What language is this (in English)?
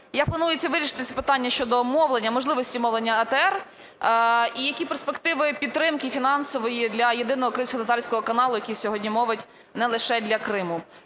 Ukrainian